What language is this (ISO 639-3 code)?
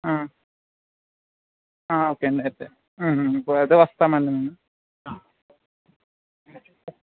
tel